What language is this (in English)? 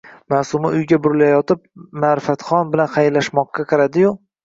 Uzbek